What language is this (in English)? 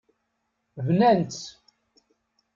Kabyle